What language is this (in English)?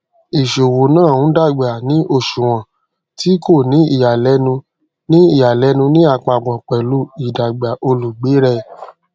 Yoruba